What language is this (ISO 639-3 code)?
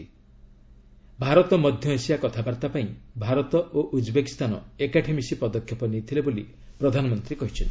ori